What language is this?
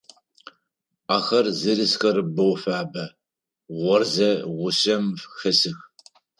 Adyghe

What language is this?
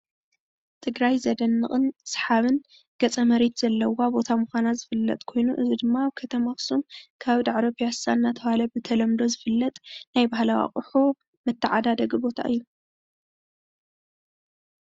Tigrinya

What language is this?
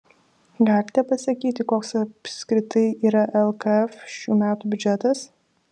Lithuanian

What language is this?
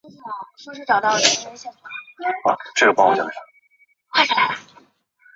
Chinese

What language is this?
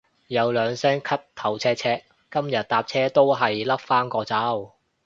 Cantonese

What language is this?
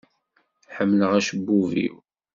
Kabyle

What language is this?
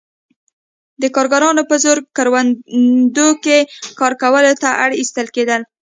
Pashto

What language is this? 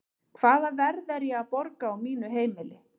Icelandic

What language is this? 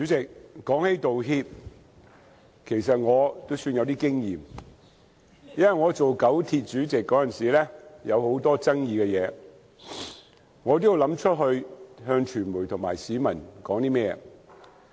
Cantonese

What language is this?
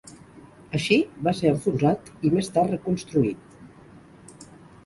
Catalan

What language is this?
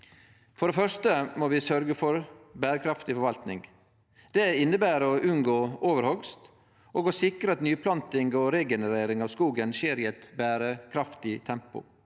Norwegian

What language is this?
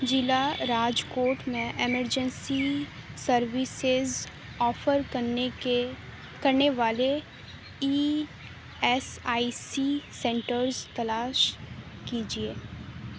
Urdu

